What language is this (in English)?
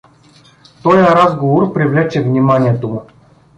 Bulgarian